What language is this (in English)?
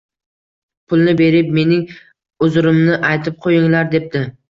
Uzbek